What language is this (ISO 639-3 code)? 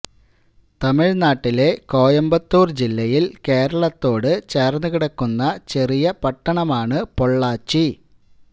mal